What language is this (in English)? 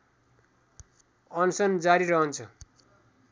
Nepali